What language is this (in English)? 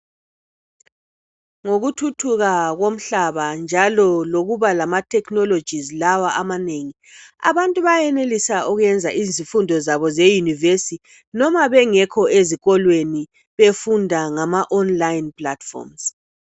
North Ndebele